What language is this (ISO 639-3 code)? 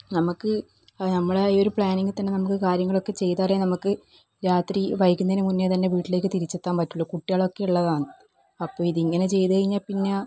mal